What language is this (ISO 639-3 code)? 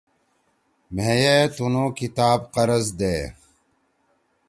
trw